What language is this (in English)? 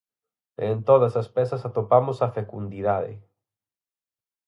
Galician